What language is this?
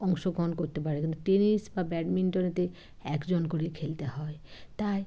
Bangla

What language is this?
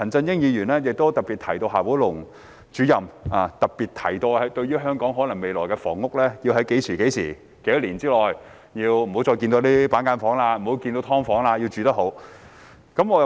Cantonese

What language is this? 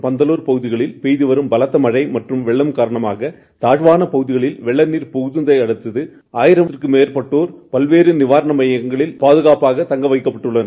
Tamil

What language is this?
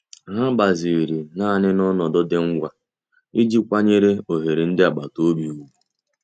Igbo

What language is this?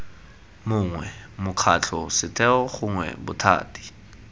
Tswana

